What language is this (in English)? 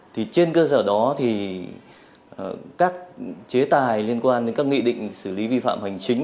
Vietnamese